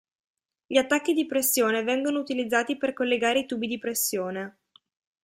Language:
Italian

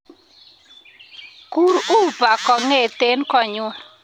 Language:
Kalenjin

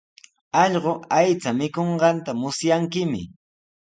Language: Sihuas Ancash Quechua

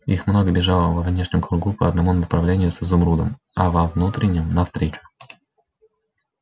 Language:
Russian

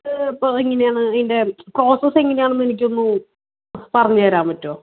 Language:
Malayalam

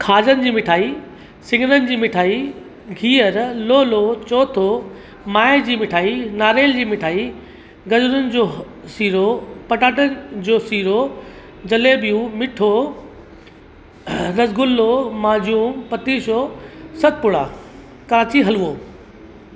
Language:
Sindhi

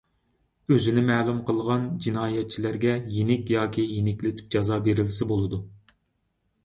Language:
Uyghur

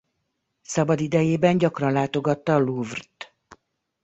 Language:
Hungarian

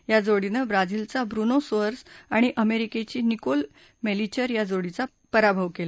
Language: Marathi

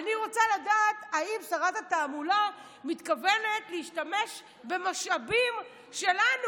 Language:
Hebrew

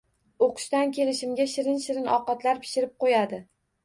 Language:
Uzbek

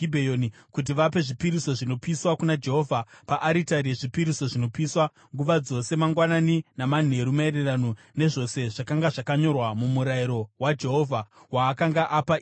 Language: Shona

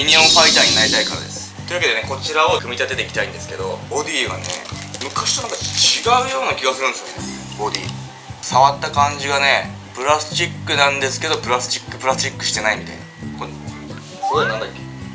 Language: Japanese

